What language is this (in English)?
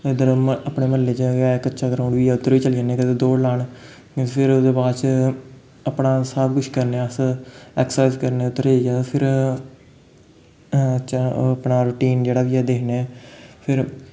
Dogri